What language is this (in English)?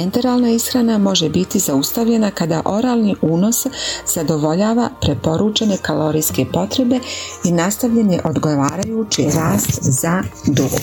Croatian